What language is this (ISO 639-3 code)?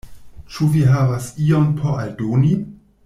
epo